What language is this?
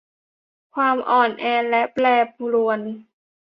Thai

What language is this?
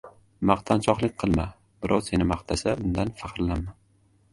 Uzbek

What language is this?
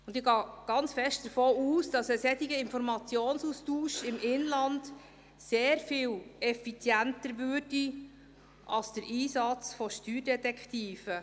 Swiss German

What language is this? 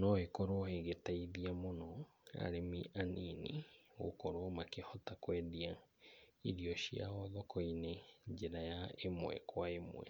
Kikuyu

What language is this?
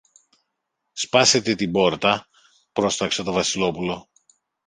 Greek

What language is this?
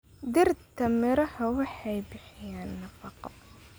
Somali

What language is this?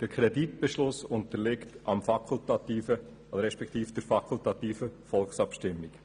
Swiss German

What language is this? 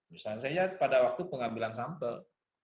Indonesian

